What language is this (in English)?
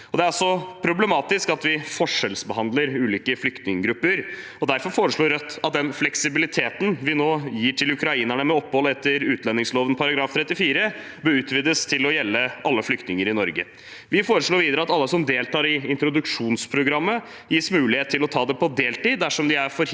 Norwegian